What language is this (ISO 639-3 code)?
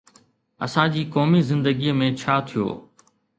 snd